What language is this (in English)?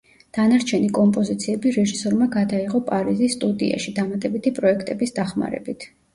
Georgian